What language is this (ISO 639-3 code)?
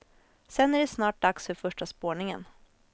swe